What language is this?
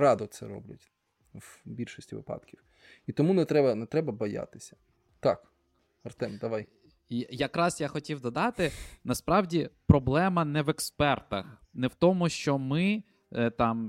Ukrainian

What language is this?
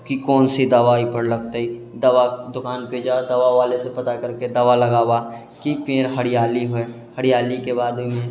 Maithili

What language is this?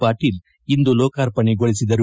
Kannada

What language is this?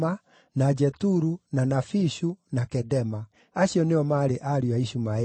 Kikuyu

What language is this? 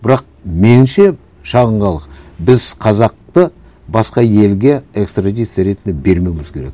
Kazakh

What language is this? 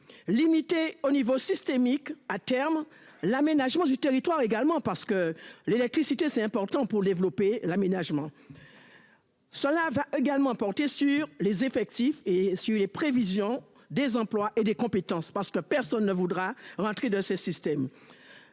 French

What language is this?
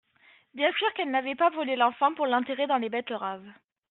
French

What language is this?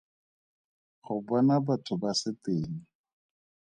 Tswana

